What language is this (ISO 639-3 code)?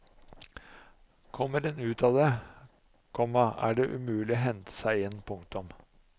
nor